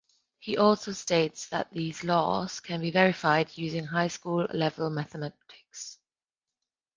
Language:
English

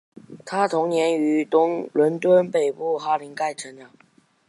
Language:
Chinese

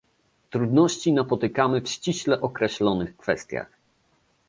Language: Polish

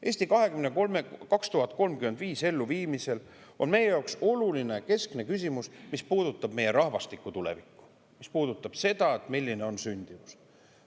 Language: Estonian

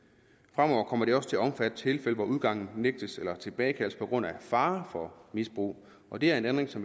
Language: Danish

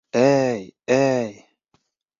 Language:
Bashkir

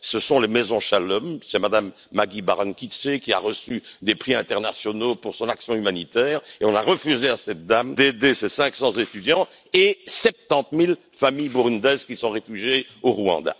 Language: French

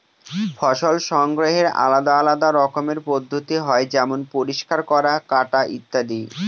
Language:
Bangla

